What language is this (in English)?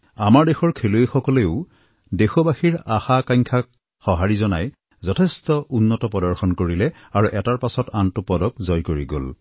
Assamese